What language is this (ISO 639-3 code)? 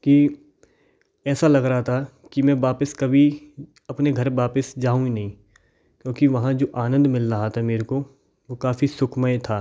hin